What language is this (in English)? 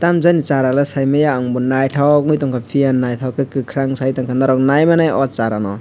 Kok Borok